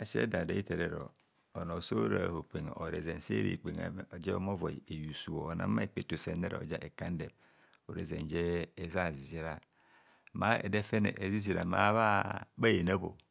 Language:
Kohumono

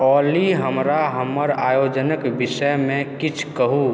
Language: Maithili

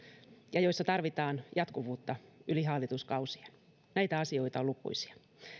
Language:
Finnish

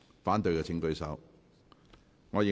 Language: Cantonese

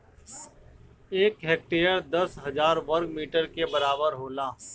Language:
Bhojpuri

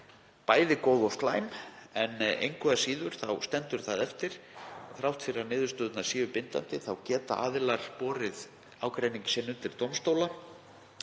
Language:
Icelandic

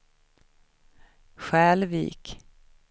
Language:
Swedish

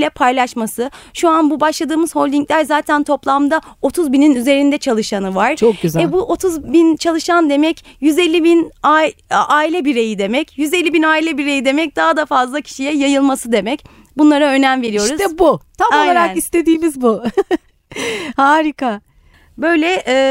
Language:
Turkish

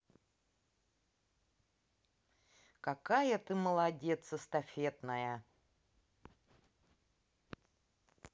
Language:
Russian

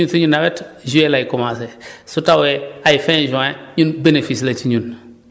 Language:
Wolof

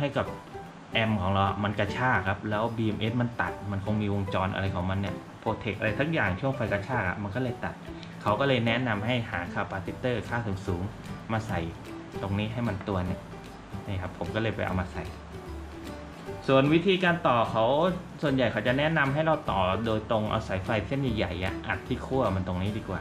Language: Thai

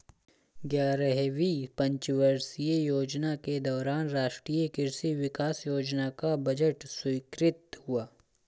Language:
Hindi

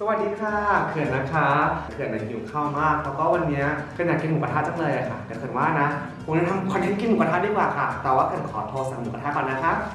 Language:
Thai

